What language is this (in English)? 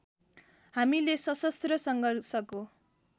Nepali